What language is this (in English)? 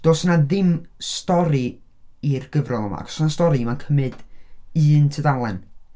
Welsh